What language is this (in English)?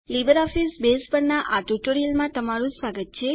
Gujarati